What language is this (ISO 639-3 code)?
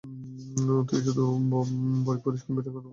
ben